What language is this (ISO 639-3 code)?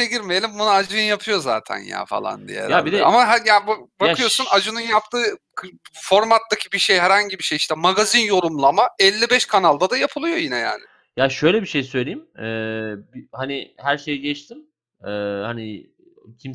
tur